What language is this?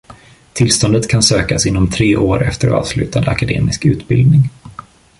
Swedish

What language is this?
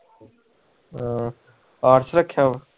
Punjabi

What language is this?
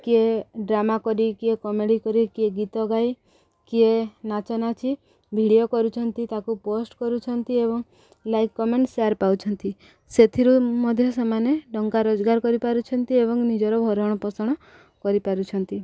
Odia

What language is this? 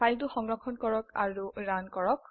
Assamese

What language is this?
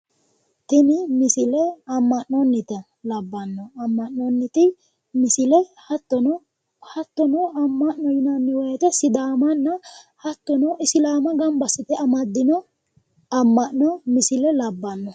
Sidamo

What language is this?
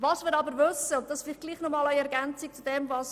Swiss German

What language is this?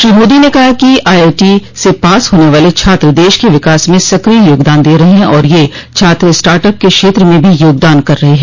Hindi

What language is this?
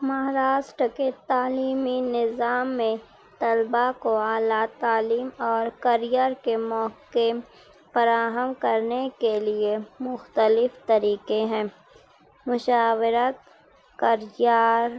Urdu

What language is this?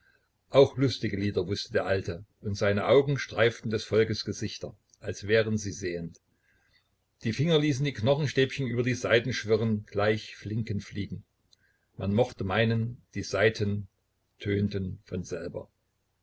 German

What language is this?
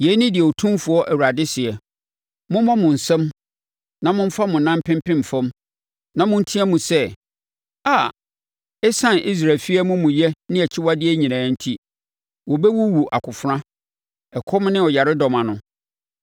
Akan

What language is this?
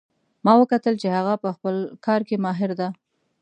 Pashto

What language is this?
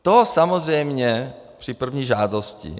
Czech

